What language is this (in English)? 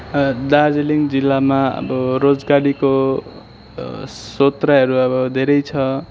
Nepali